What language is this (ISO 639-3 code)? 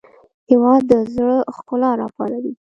pus